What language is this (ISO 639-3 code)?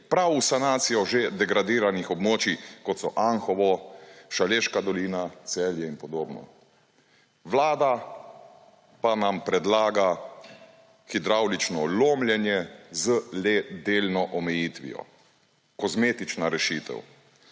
slv